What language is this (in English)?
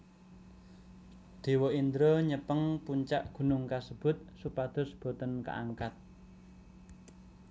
Javanese